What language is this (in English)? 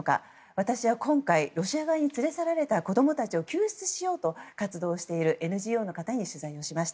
Japanese